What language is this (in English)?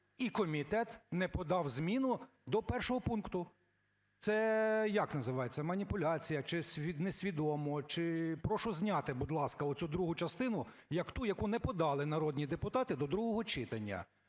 Ukrainian